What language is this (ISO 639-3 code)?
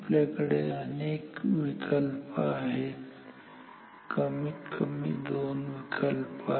mar